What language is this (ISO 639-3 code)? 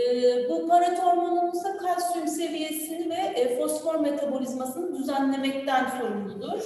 tur